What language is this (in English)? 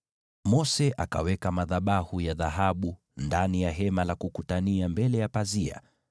Swahili